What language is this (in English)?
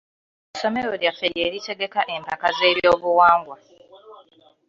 Ganda